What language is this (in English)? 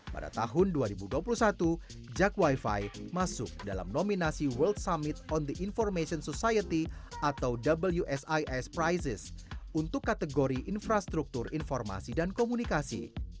Indonesian